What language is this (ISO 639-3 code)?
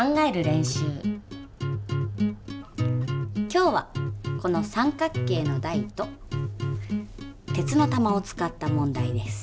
jpn